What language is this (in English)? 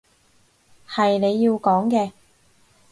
Cantonese